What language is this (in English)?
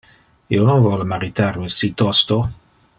Interlingua